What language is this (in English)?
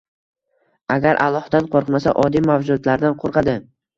Uzbek